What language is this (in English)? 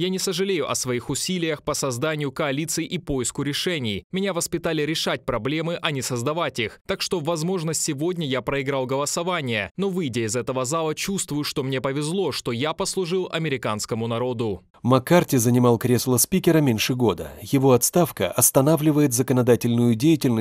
Russian